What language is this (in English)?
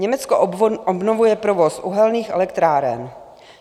Czech